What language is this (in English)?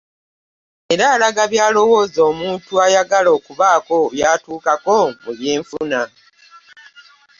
Ganda